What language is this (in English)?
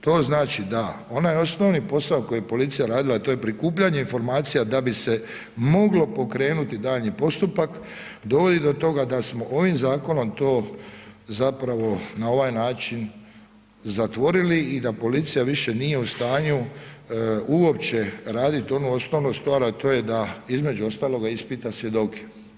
Croatian